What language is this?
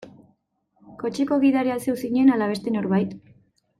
Basque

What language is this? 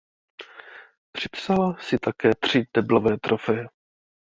Czech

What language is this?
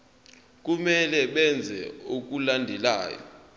Zulu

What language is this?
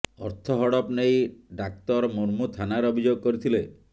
Odia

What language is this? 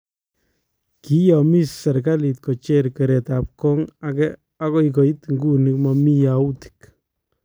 Kalenjin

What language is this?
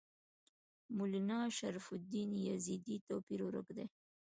Pashto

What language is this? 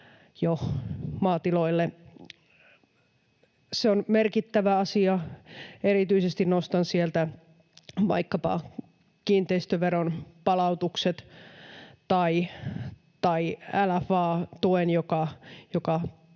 Finnish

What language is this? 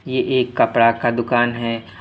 Hindi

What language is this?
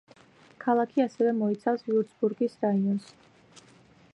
Georgian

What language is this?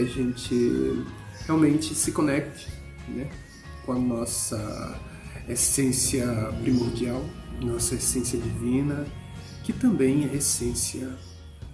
Portuguese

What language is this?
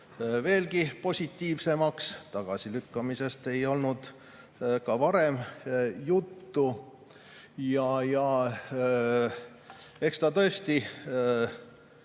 Estonian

